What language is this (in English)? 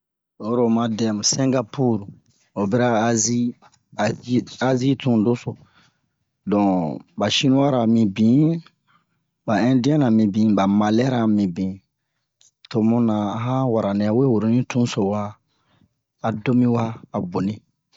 Bomu